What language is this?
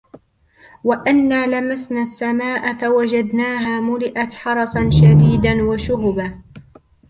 Arabic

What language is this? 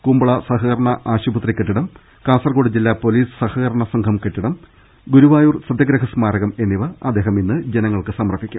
Malayalam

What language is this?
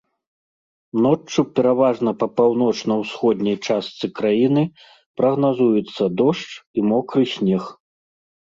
Belarusian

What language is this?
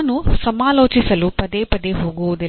Kannada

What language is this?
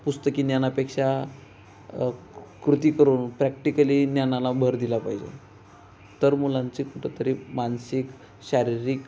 Marathi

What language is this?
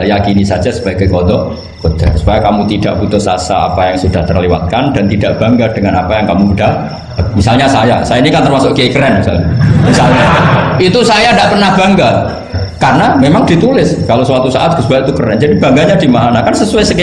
Indonesian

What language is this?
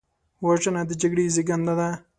Pashto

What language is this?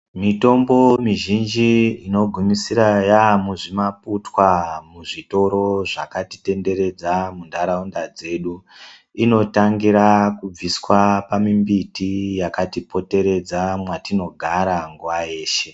Ndau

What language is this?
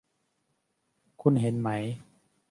Thai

